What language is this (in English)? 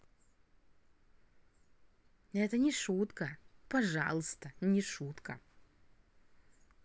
Russian